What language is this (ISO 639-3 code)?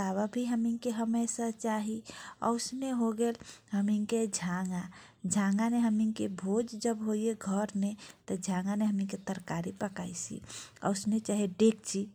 thq